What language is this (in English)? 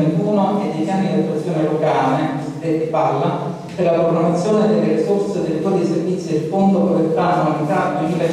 Italian